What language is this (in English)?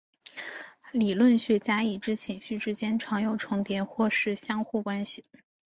Chinese